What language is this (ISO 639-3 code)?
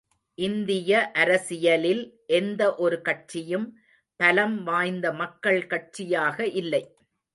tam